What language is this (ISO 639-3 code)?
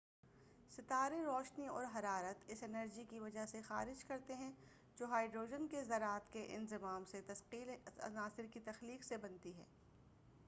urd